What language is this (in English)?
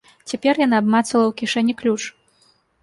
Belarusian